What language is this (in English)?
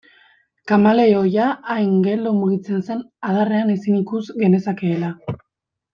Basque